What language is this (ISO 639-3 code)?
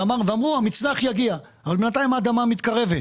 heb